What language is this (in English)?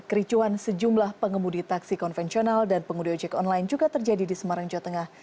Indonesian